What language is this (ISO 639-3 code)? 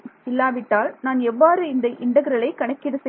tam